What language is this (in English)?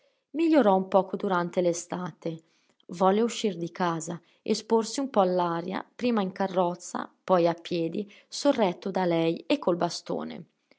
Italian